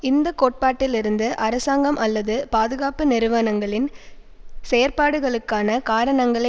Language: Tamil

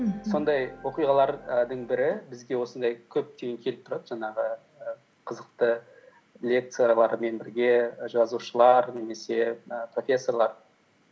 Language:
Kazakh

